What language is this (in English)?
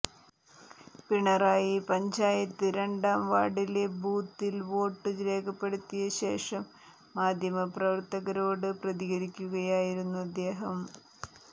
Malayalam